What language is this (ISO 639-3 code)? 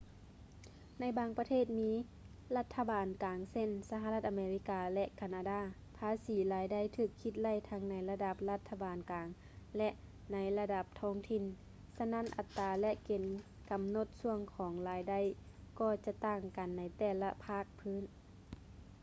lao